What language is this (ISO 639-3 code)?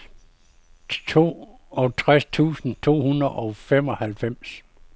dan